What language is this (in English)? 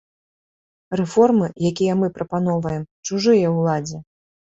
Belarusian